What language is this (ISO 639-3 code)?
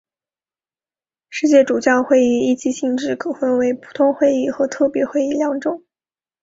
zho